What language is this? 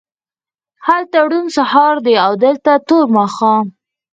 Pashto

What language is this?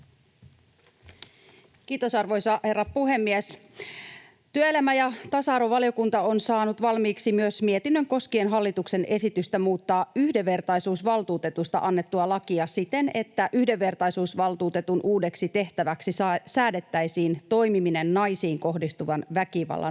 Finnish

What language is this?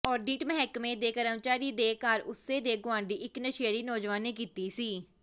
Punjabi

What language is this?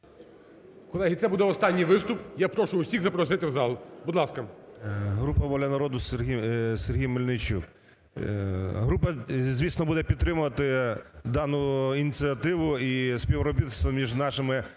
Ukrainian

